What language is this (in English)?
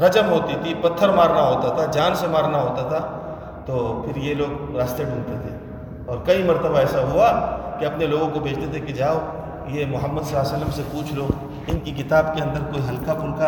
Urdu